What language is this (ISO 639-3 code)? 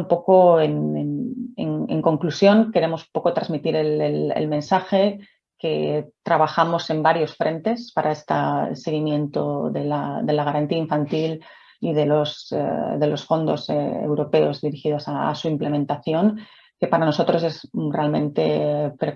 spa